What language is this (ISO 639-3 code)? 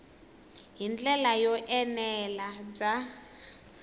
tso